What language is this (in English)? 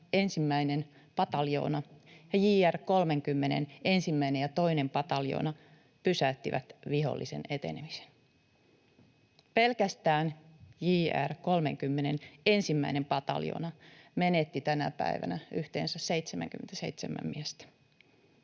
Finnish